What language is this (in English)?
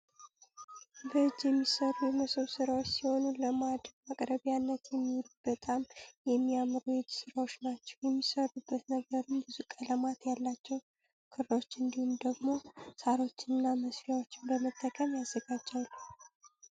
Amharic